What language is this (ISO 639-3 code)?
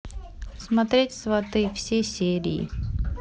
rus